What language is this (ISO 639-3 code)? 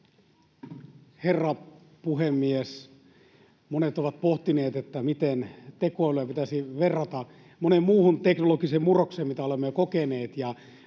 fin